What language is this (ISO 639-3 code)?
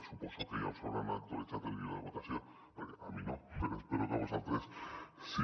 cat